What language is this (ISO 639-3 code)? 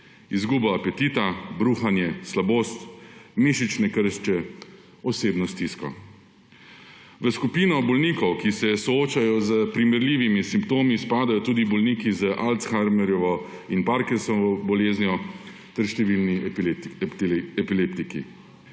slv